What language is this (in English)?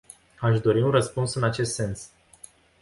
Romanian